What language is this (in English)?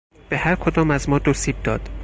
Persian